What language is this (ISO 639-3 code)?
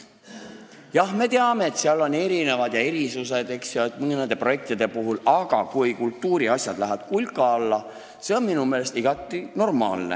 est